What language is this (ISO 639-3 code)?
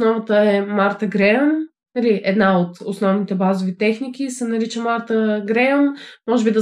bul